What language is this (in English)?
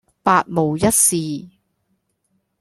Cantonese